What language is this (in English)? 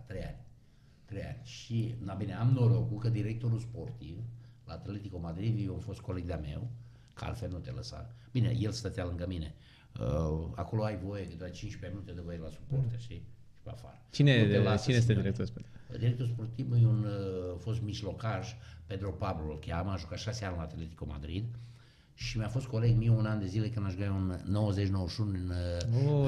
Romanian